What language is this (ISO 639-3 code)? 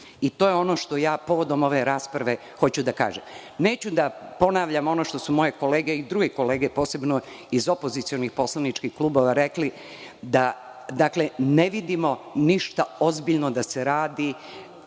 srp